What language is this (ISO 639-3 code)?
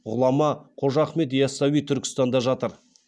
kaz